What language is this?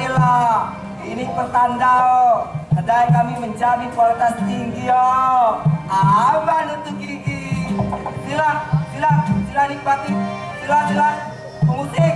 Indonesian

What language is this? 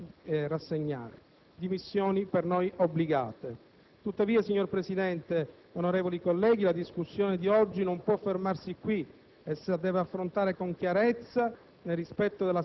Italian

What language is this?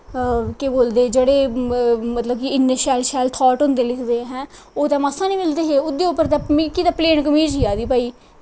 Dogri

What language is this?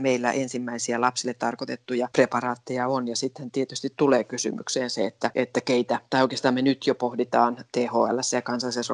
Finnish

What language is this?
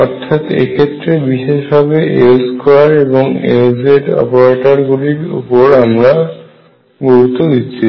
Bangla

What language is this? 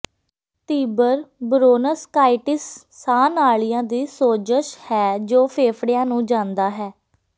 Punjabi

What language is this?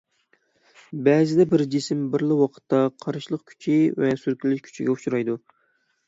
Uyghur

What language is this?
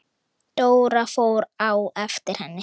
Icelandic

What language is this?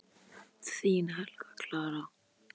Icelandic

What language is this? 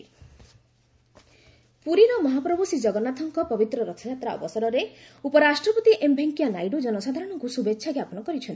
Odia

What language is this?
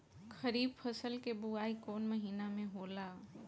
Bhojpuri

